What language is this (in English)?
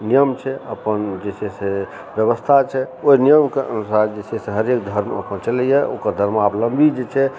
Maithili